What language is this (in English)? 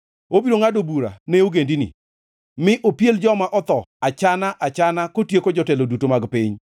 Luo (Kenya and Tanzania)